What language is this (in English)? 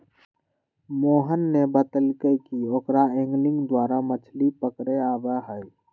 Magahi